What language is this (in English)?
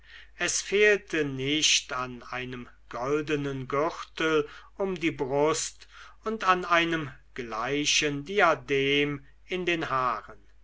German